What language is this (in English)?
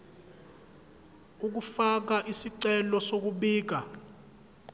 Zulu